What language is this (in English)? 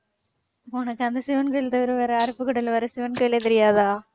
Tamil